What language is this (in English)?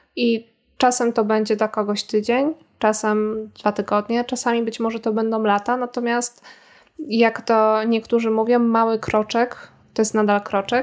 Polish